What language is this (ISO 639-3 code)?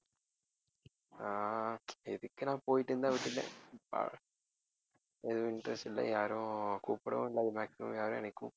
tam